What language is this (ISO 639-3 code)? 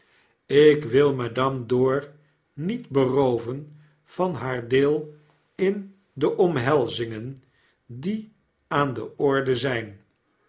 nld